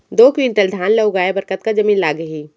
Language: Chhattisgarhi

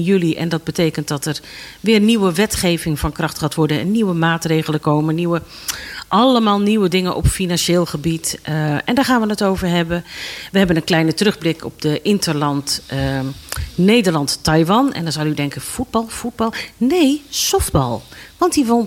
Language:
Dutch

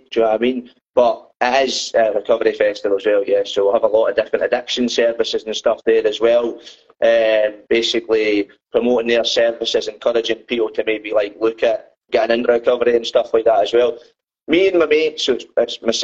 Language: English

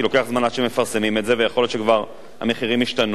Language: Hebrew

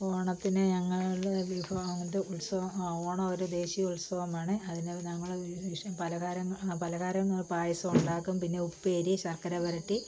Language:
Malayalam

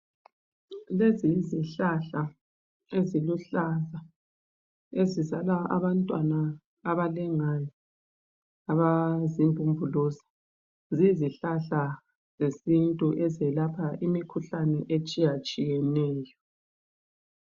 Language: North Ndebele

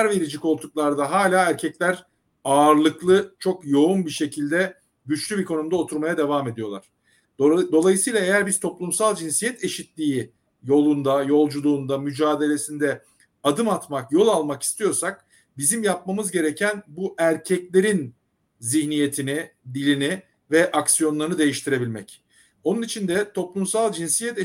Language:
Turkish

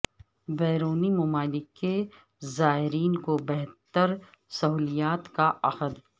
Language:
Urdu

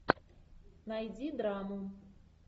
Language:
Russian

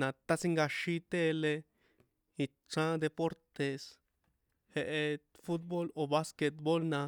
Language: San Juan Atzingo Popoloca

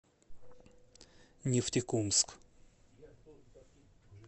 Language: Russian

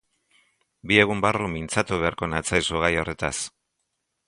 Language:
Basque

